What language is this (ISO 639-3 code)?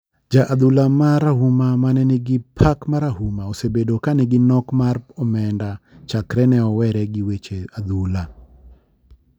luo